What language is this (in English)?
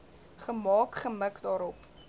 Afrikaans